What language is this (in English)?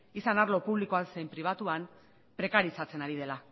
Basque